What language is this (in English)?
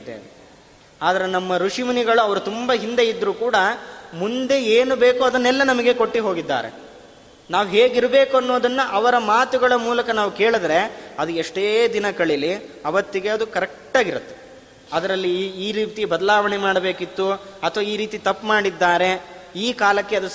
Kannada